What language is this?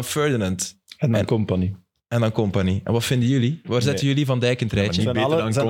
Dutch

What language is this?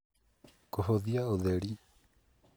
Kikuyu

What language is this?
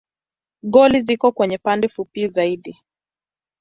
Swahili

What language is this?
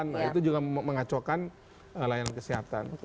Indonesian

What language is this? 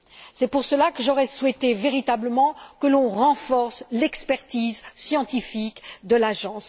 French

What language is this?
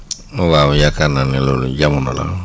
Wolof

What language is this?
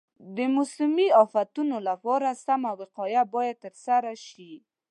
Pashto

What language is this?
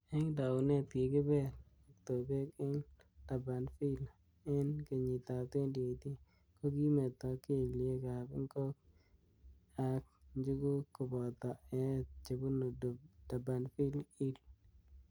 Kalenjin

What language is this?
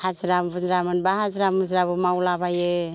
Bodo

